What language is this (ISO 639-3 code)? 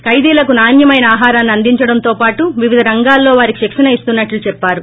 tel